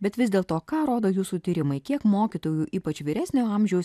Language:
Lithuanian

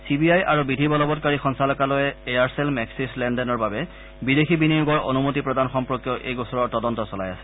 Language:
Assamese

